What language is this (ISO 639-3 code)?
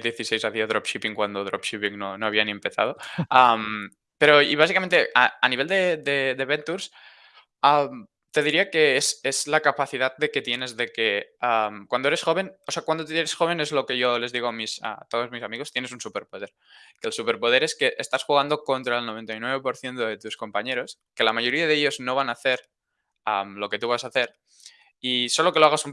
spa